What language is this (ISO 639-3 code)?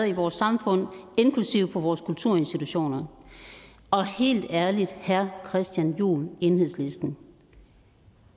dan